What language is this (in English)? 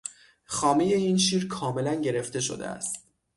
Persian